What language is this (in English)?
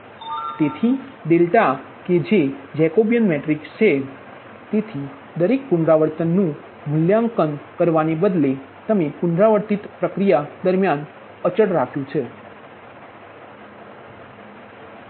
Gujarati